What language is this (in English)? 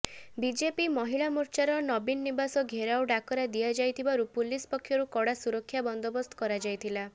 Odia